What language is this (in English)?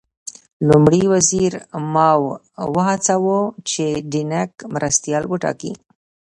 Pashto